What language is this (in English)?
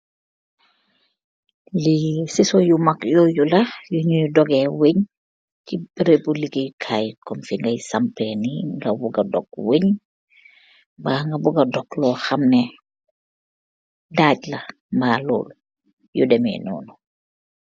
Wolof